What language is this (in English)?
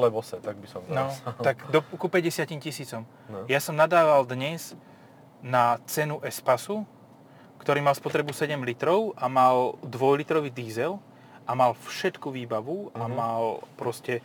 Slovak